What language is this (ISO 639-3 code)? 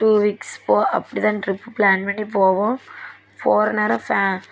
tam